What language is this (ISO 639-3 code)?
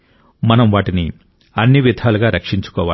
tel